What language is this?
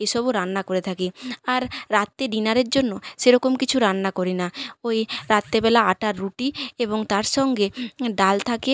Bangla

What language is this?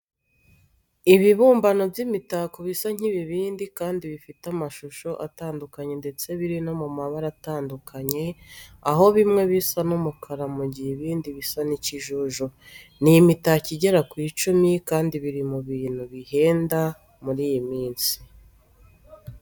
Kinyarwanda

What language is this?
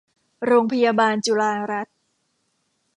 Thai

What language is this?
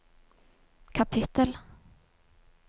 Norwegian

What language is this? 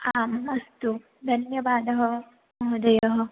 Sanskrit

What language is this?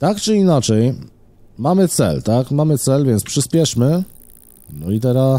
Polish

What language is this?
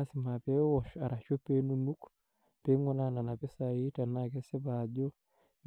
Masai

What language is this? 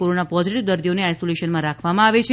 Gujarati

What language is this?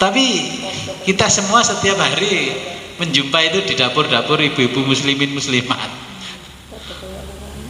Indonesian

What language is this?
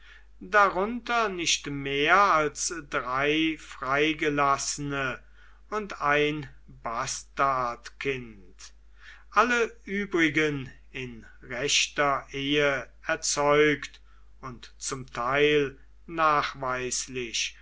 German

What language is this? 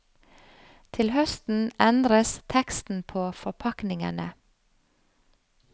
Norwegian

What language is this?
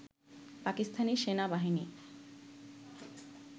Bangla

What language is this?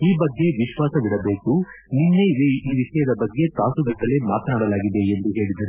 Kannada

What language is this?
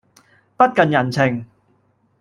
Cantonese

